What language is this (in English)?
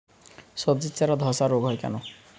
Bangla